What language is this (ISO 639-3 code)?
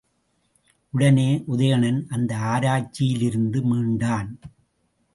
tam